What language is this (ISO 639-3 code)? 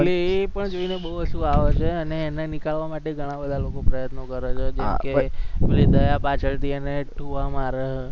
guj